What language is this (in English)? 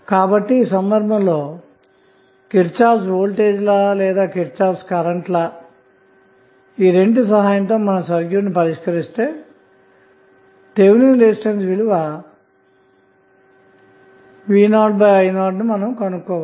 Telugu